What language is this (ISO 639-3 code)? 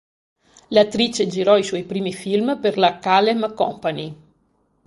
ita